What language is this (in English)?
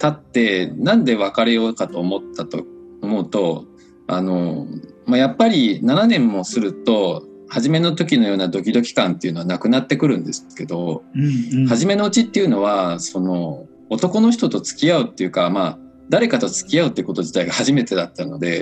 Japanese